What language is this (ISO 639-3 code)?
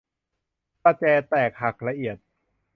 tha